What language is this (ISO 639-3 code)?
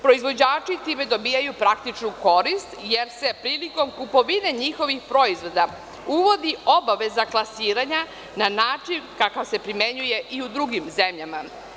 srp